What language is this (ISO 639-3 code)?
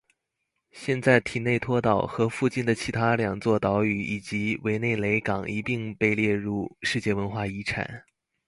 zho